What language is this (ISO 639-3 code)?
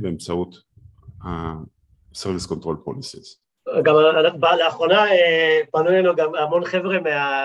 heb